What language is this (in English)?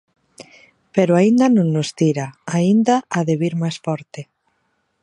Galician